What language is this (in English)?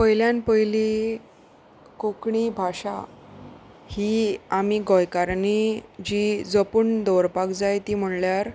Konkani